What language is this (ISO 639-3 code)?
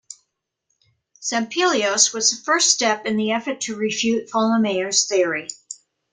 eng